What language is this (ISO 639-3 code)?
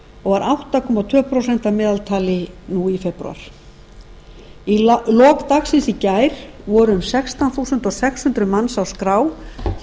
isl